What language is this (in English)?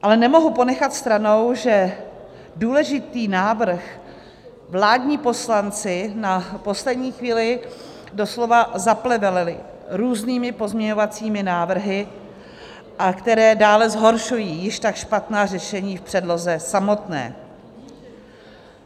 Czech